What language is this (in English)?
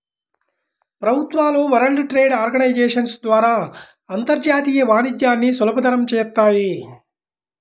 Telugu